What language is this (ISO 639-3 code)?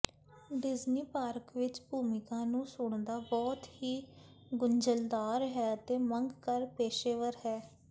pan